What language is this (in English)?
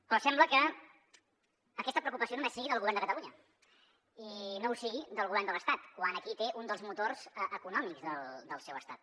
Catalan